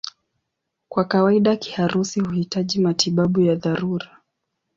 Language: Swahili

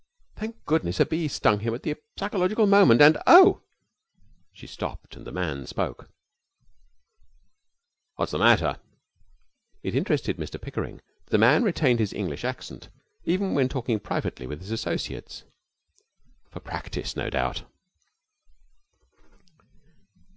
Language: English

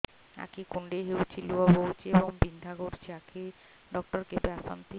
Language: Odia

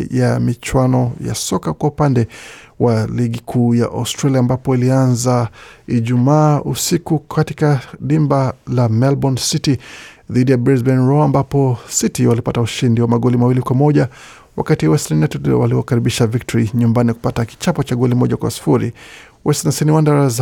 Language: Swahili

